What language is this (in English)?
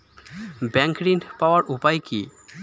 Bangla